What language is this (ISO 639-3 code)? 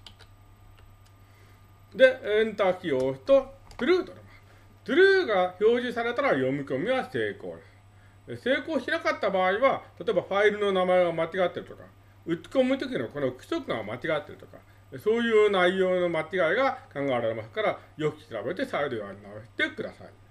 jpn